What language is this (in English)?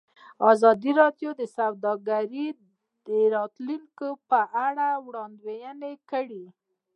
Pashto